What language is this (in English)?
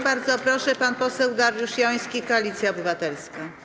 Polish